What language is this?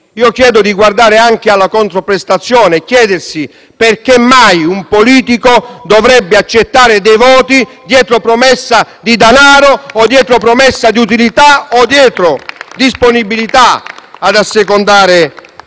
Italian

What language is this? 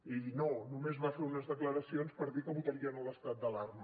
Catalan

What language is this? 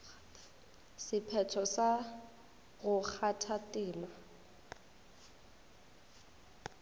Northern Sotho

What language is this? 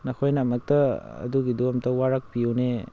Manipuri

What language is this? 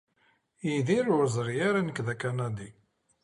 Kabyle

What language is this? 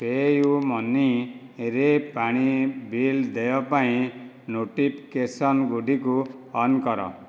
Odia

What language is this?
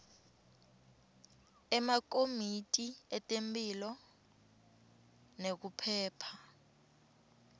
Swati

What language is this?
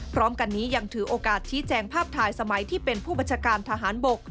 Thai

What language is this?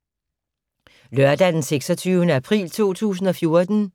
Danish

